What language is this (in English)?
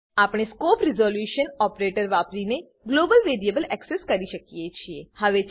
Gujarati